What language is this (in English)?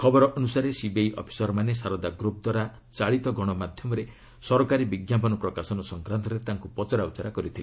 Odia